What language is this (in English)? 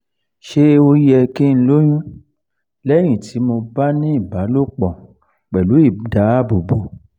Yoruba